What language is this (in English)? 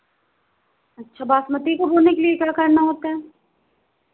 Hindi